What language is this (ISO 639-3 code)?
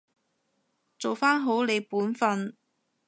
yue